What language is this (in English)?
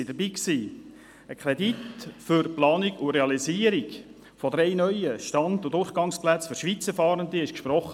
Swiss German